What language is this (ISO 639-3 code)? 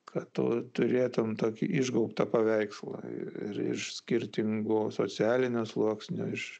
lit